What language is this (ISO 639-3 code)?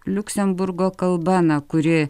lit